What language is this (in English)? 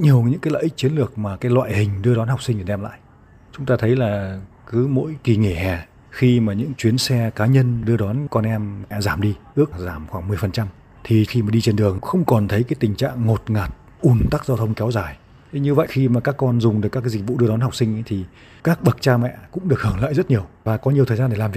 Vietnamese